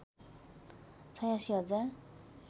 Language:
Nepali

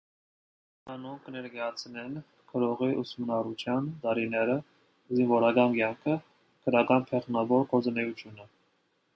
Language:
Armenian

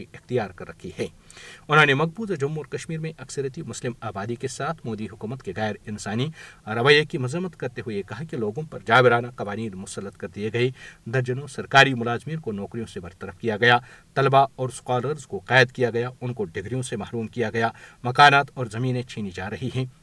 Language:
Urdu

